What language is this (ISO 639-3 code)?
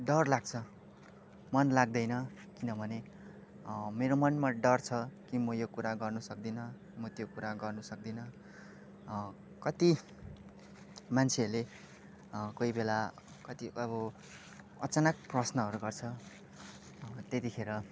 nep